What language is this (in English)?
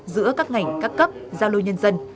Vietnamese